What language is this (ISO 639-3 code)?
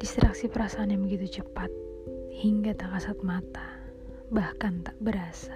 ind